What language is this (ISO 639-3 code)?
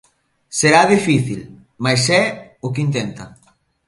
glg